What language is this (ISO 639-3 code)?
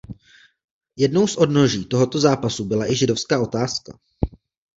ces